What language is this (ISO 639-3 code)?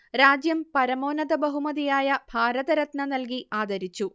mal